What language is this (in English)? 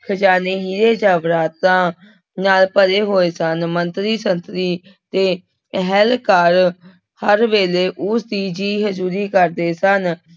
Punjabi